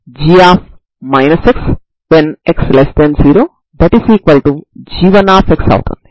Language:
Telugu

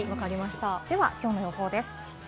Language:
Japanese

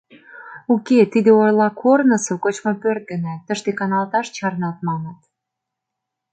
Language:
Mari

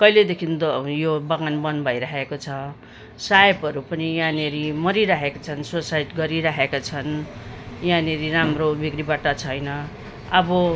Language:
Nepali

